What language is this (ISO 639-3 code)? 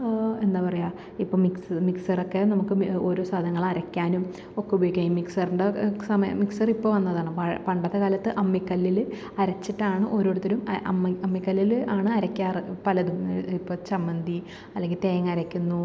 mal